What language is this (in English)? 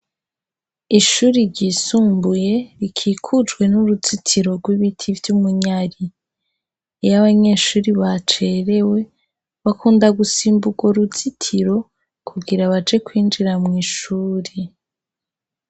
Rundi